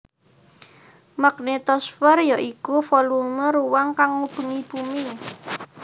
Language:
Javanese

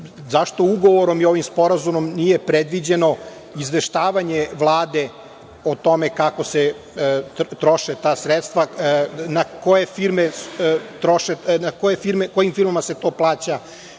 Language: Serbian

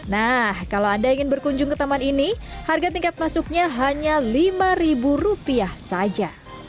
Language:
Indonesian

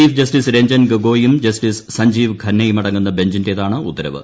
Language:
Malayalam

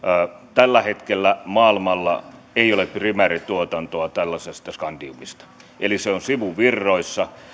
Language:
Finnish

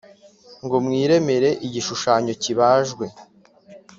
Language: Kinyarwanda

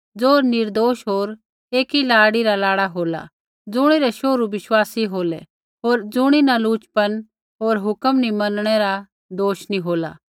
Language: Kullu Pahari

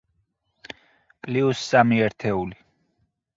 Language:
Georgian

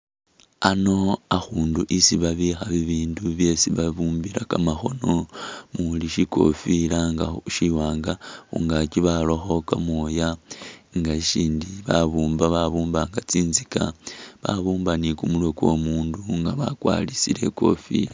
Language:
Masaaba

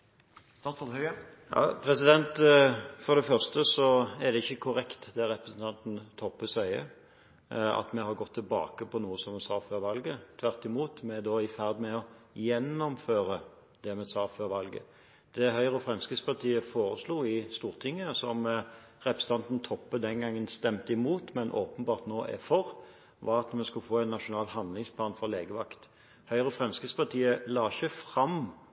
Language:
Norwegian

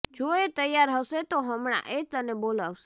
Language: Gujarati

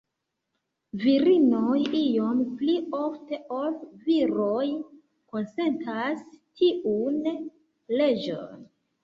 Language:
Esperanto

